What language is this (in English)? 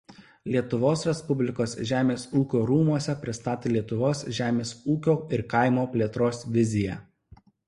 Lithuanian